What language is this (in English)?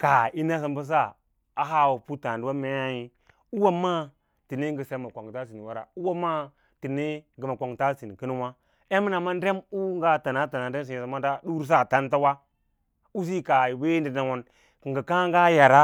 Lala-Roba